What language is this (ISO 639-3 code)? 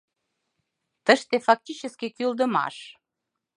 chm